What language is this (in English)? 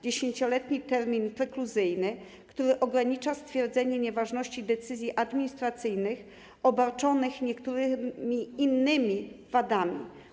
Polish